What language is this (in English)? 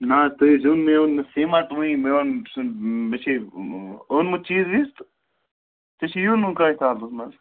Kashmiri